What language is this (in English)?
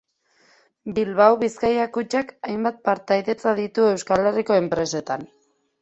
Basque